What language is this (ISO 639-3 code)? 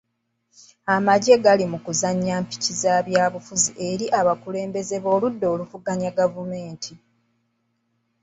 lug